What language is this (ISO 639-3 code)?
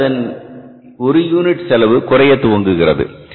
tam